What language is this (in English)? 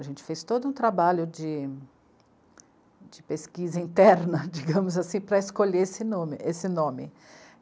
Portuguese